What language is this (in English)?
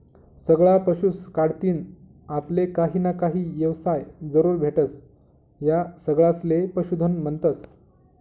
Marathi